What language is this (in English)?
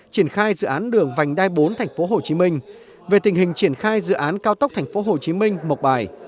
Vietnamese